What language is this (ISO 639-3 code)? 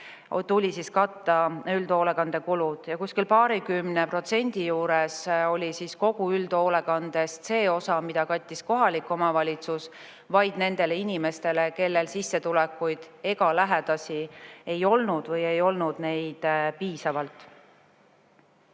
est